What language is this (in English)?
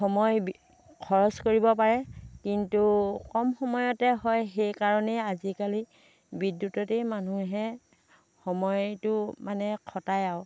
Assamese